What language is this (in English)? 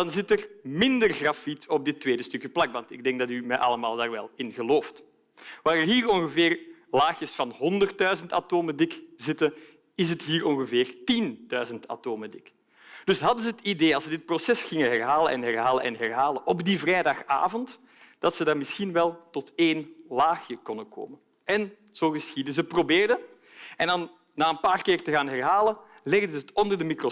Dutch